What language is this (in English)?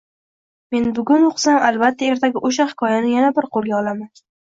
Uzbek